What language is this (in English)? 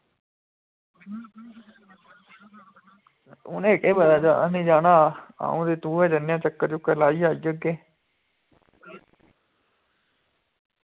Dogri